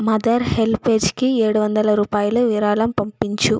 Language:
Telugu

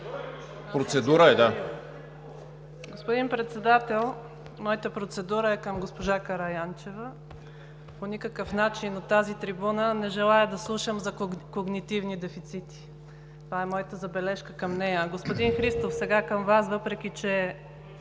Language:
Bulgarian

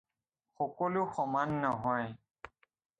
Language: Assamese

